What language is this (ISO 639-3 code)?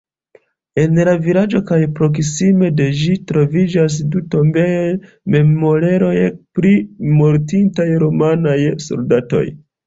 epo